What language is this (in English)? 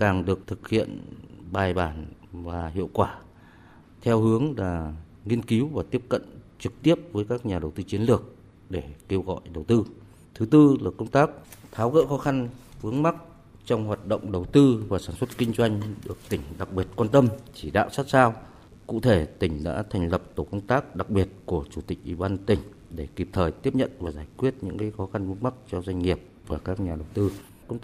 Vietnamese